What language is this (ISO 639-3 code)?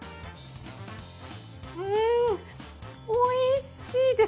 jpn